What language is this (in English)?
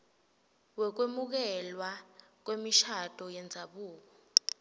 Swati